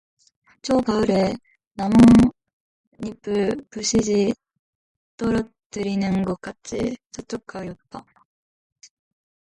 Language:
Korean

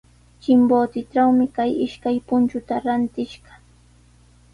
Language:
Sihuas Ancash Quechua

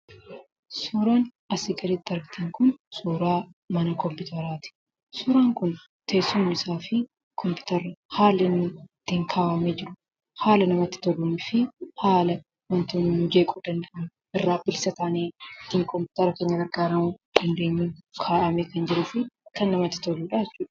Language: Oromo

